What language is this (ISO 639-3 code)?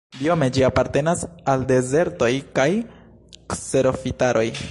epo